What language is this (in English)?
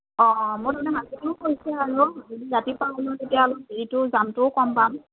Assamese